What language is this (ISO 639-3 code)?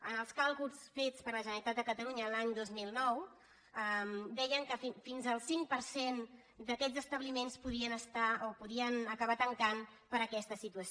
cat